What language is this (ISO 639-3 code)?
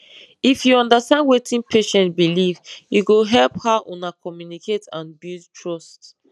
pcm